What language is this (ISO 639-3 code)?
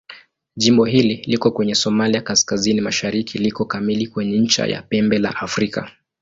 swa